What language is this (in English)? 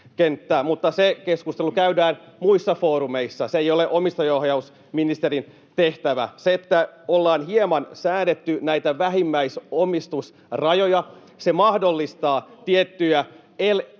Finnish